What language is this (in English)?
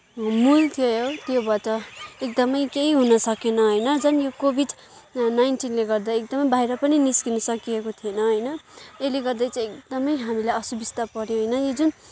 Nepali